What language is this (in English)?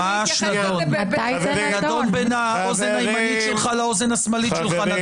Hebrew